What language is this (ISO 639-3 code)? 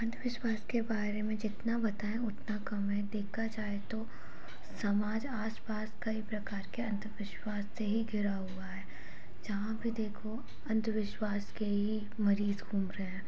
hin